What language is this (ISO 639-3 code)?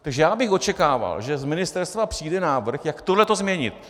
ces